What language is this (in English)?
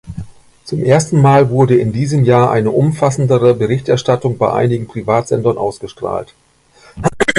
German